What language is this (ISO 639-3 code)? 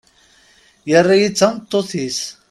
kab